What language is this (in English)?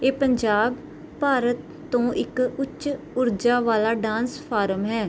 Punjabi